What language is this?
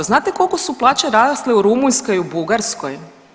Croatian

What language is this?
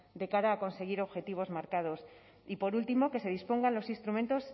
Spanish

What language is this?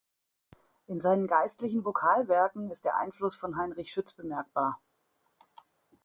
German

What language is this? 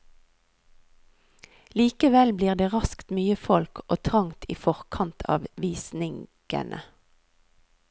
Norwegian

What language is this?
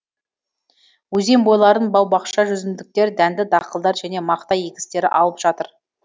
Kazakh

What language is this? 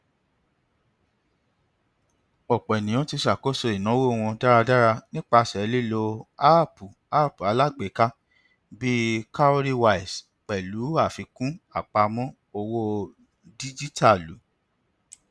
Yoruba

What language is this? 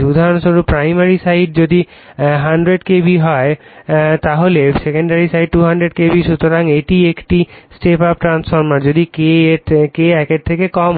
Bangla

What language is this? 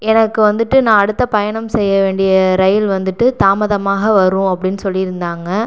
Tamil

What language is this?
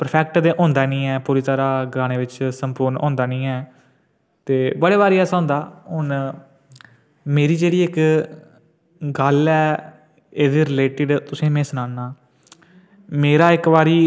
Dogri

